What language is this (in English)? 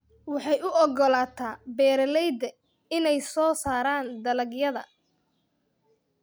Somali